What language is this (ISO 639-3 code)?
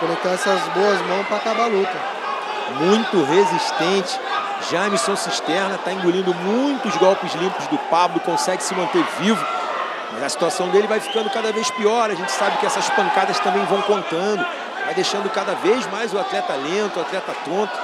por